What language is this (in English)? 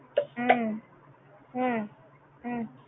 Tamil